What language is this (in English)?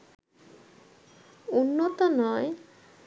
Bangla